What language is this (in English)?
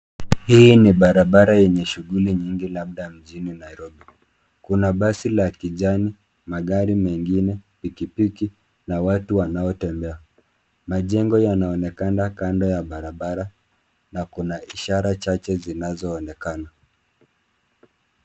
Swahili